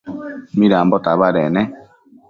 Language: Matsés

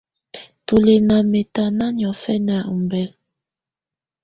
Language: Tunen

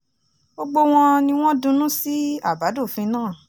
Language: Yoruba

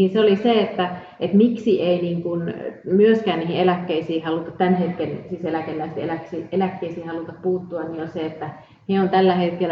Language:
Finnish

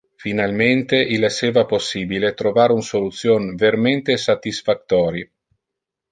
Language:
Interlingua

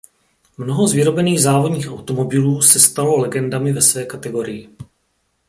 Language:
Czech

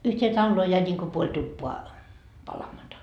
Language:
Finnish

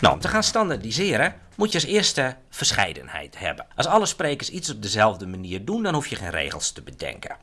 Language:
Dutch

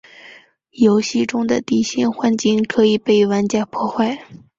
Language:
Chinese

